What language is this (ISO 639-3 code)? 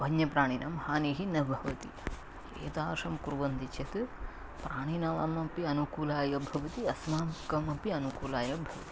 san